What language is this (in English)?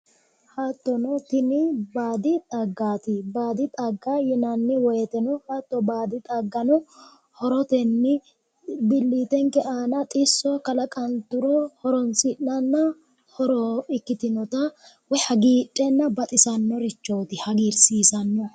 Sidamo